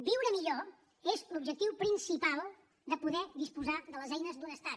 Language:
Catalan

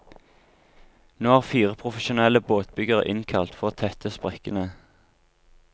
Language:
Norwegian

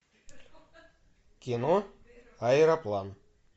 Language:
Russian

